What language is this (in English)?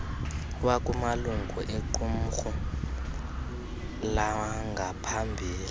Xhosa